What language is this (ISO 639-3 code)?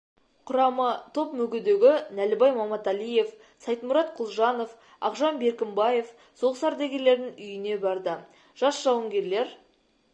kaz